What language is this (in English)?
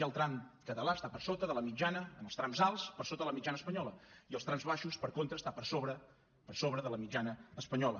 Catalan